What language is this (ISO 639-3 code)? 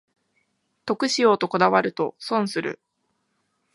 jpn